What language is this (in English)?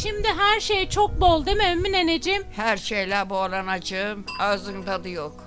Turkish